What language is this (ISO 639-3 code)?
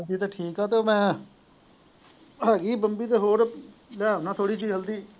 pan